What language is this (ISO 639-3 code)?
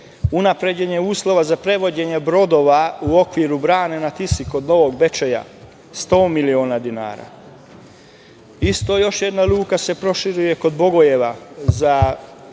srp